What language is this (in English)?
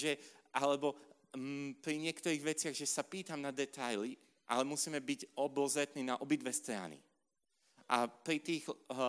Slovak